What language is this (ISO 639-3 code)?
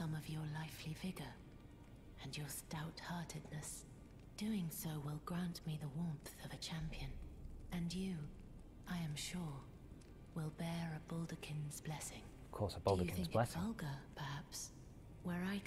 eng